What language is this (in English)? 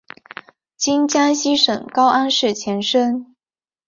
Chinese